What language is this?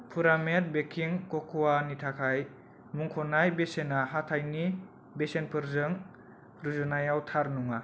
Bodo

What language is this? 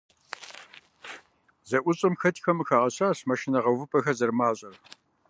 Kabardian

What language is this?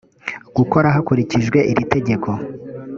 Kinyarwanda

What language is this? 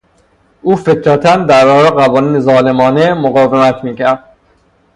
Persian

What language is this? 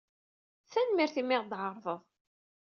Kabyle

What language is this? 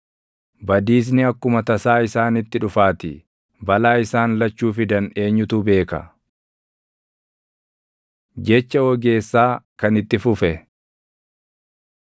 Oromo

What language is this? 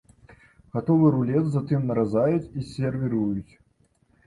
Belarusian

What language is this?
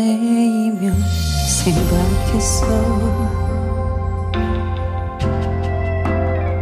Korean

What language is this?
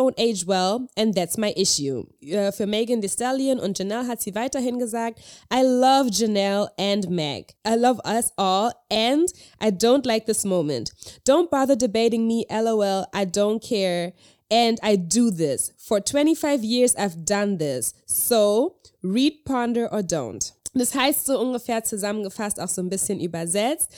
German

